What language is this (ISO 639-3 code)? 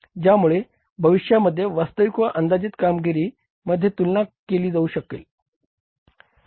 mar